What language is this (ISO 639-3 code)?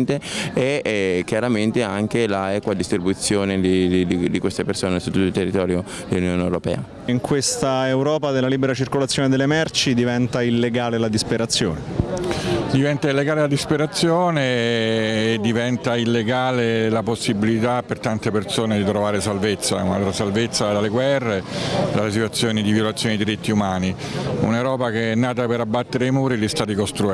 ita